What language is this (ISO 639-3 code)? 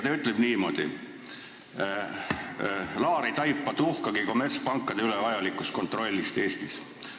est